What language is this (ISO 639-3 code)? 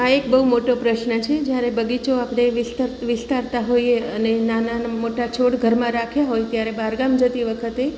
guj